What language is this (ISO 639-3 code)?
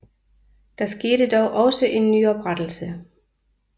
dan